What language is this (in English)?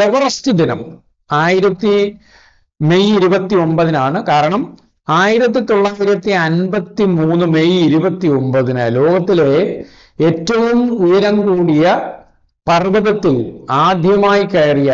Malayalam